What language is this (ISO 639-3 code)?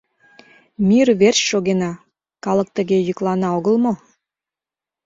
chm